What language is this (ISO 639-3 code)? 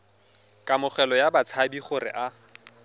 tsn